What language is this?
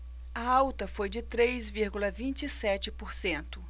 Portuguese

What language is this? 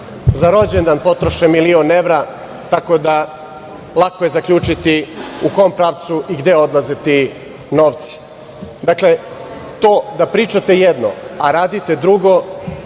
Serbian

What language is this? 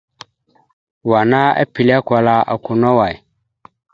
Mada (Cameroon)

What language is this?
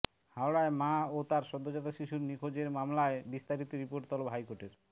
Bangla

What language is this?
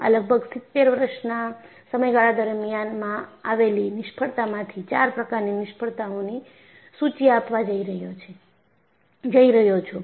Gujarati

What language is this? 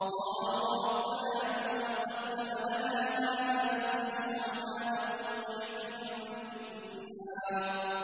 Arabic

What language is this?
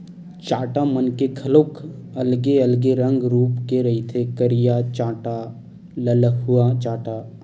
Chhattisgarhi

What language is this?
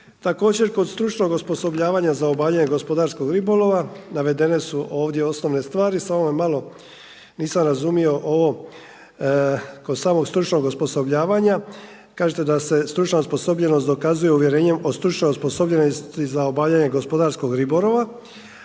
Croatian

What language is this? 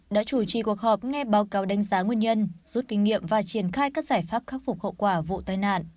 Vietnamese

